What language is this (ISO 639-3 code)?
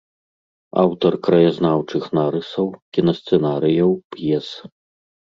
bel